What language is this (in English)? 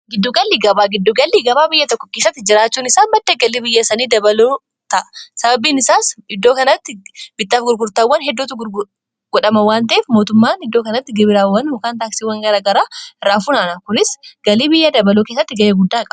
Oromo